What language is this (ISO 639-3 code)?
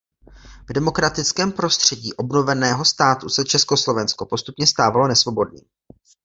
ces